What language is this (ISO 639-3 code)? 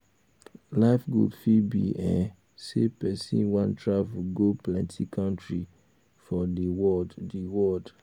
pcm